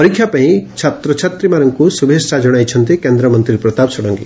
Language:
Odia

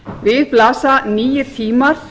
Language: Icelandic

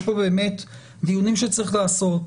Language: Hebrew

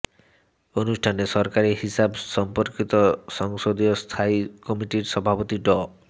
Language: Bangla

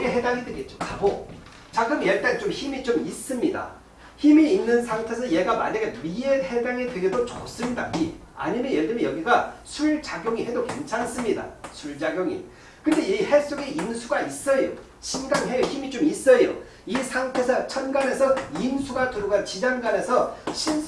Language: Korean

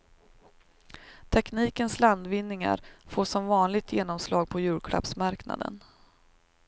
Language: Swedish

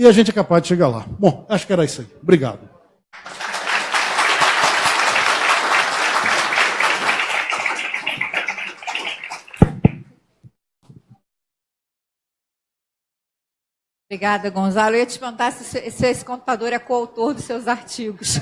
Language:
Portuguese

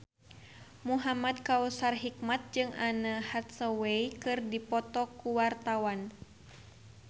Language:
Sundanese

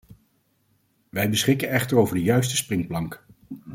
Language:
Dutch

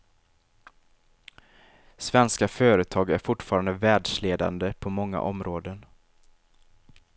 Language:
Swedish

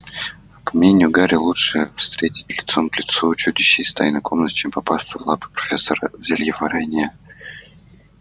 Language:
Russian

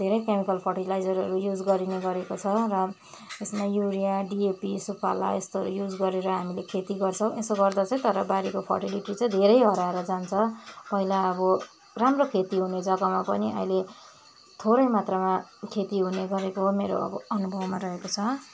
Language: Nepali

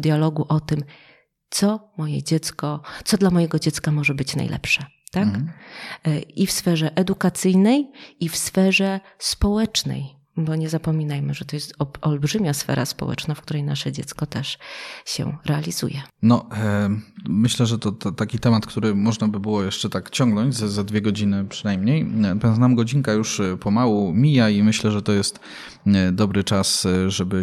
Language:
Polish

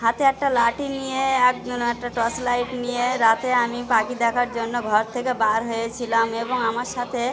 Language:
Bangla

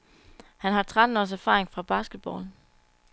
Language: Danish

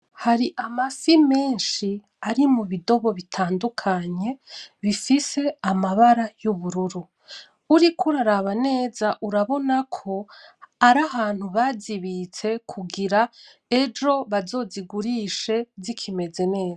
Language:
Rundi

